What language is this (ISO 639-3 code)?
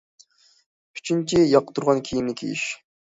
uig